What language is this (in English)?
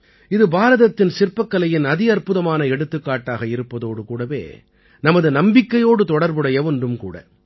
Tamil